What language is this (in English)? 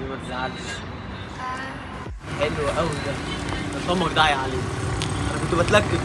Arabic